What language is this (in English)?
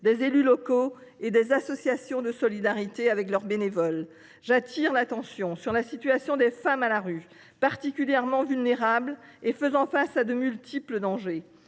French